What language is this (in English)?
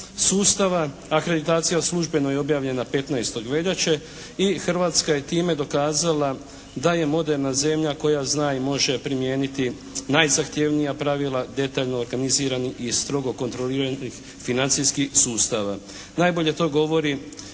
Croatian